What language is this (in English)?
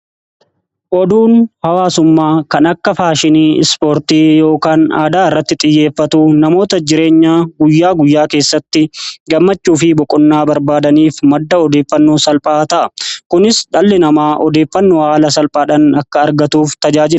Oromo